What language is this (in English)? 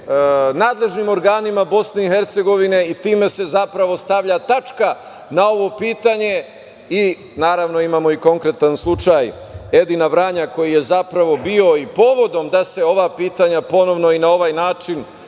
Serbian